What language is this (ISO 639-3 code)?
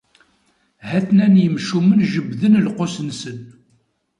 kab